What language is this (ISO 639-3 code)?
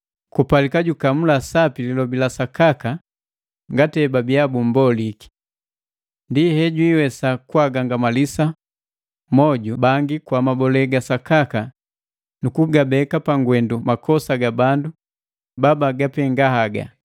mgv